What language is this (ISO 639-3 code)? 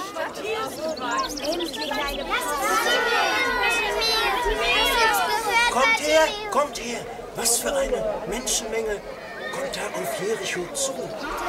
deu